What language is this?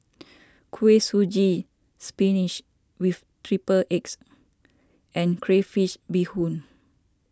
English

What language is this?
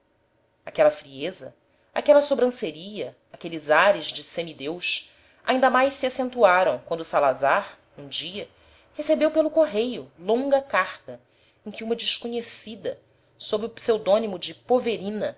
Portuguese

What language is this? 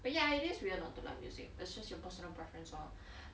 English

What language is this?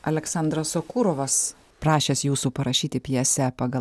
Lithuanian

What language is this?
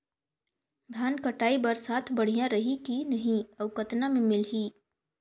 Chhattisgarhi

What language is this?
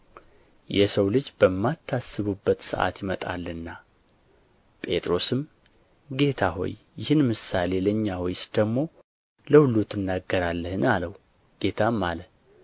Amharic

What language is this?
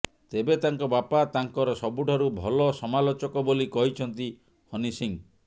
Odia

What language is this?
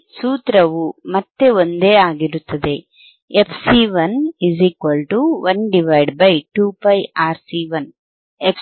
Kannada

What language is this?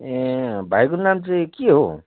Nepali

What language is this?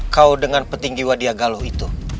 Indonesian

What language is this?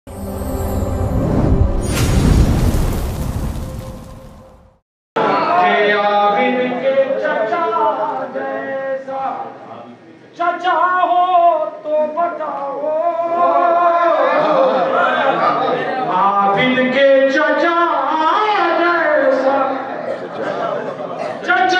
Arabic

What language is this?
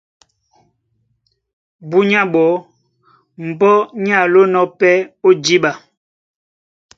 Duala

